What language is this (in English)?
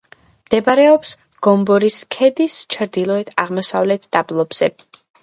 Georgian